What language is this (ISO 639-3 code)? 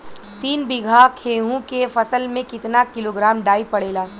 bho